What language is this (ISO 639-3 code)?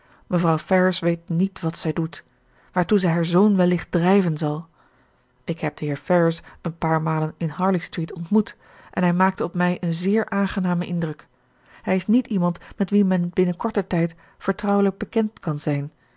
nld